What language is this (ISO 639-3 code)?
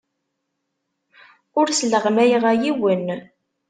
kab